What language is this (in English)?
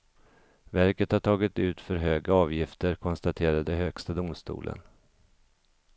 Swedish